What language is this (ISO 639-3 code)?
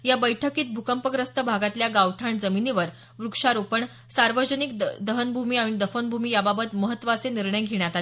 mar